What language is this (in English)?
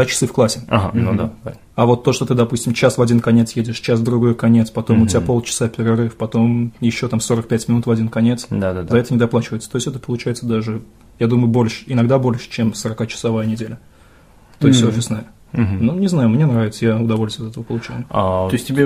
Russian